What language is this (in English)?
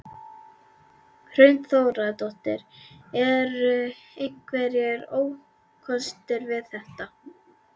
Icelandic